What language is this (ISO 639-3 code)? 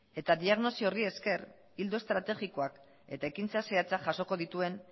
eus